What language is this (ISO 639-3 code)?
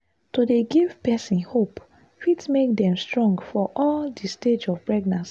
pcm